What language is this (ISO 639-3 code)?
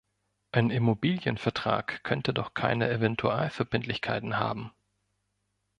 deu